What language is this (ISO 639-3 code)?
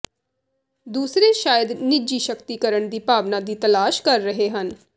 pan